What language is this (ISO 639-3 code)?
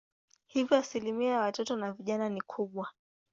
swa